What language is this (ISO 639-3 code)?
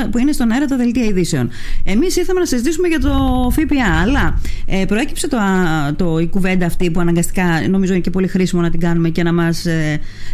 ell